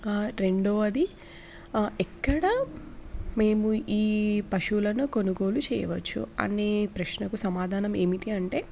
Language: Telugu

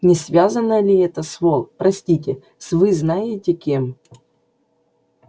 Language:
Russian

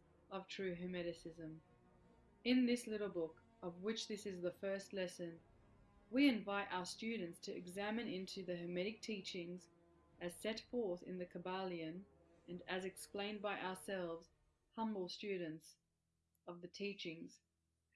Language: English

